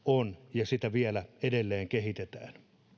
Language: Finnish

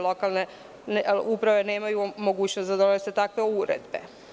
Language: Serbian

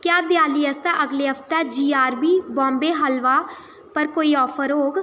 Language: Dogri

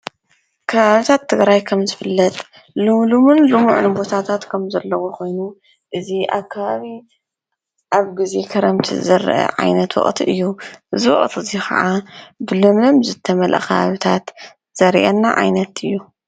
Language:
Tigrinya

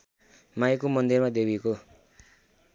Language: Nepali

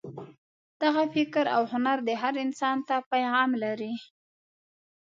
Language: Pashto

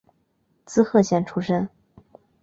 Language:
Chinese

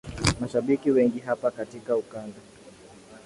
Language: Swahili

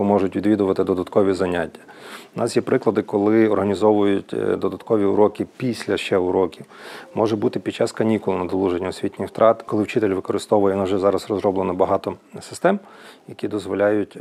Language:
Ukrainian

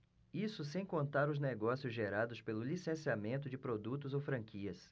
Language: Portuguese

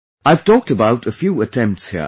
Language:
English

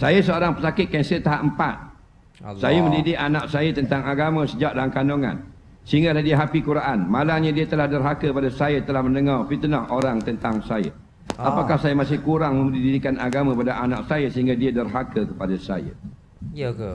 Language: Malay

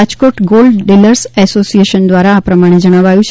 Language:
Gujarati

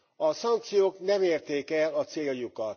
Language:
Hungarian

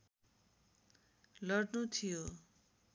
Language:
Nepali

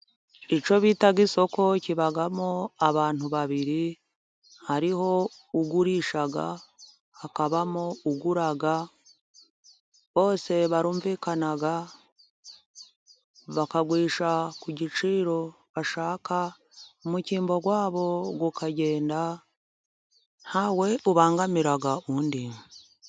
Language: Kinyarwanda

